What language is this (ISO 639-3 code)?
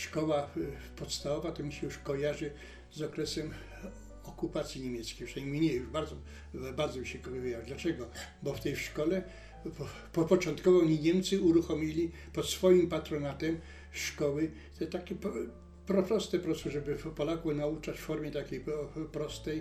pol